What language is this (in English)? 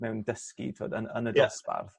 Welsh